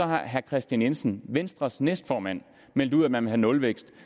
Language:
Danish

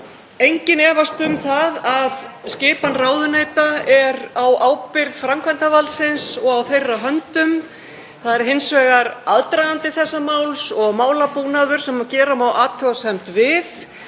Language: Icelandic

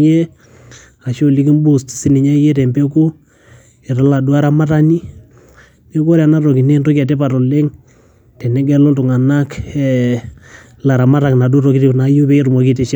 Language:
Masai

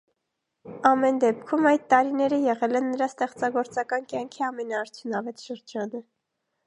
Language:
Armenian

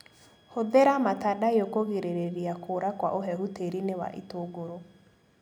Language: Kikuyu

